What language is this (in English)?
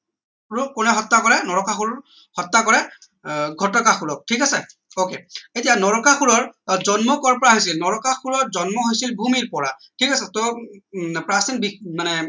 Assamese